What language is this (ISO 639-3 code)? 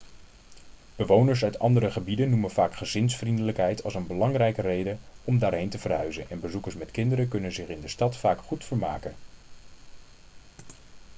nld